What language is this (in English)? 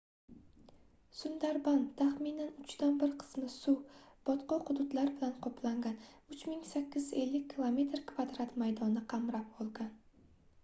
Uzbek